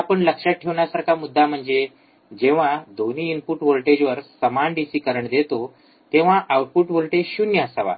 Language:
Marathi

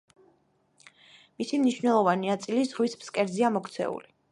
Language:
Georgian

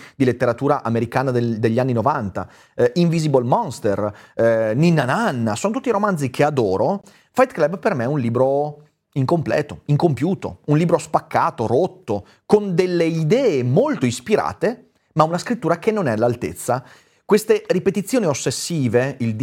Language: Italian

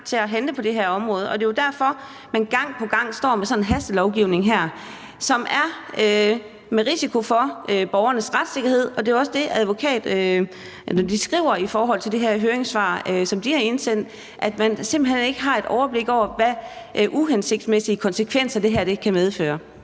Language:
Danish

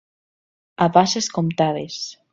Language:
Catalan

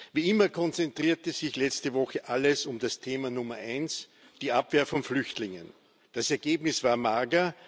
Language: German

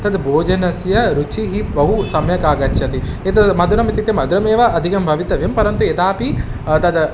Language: Sanskrit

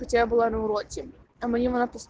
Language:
Russian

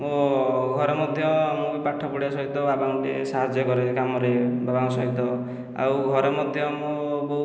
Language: Odia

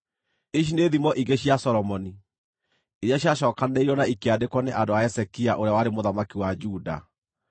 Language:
Kikuyu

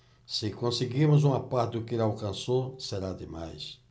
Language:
Portuguese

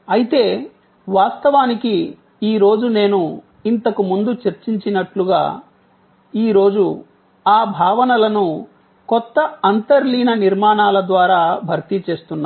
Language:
Telugu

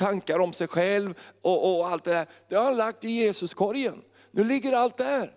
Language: Swedish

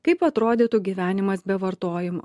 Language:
Lithuanian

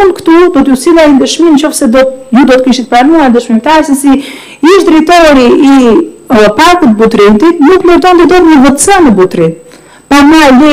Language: Romanian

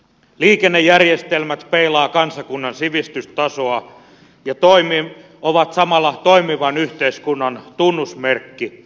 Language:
Finnish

